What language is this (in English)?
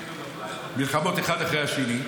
Hebrew